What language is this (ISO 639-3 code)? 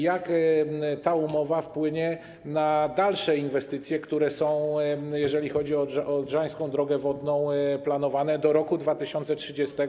pol